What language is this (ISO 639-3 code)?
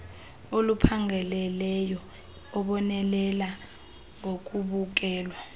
xho